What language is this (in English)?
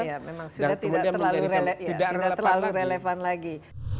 Indonesian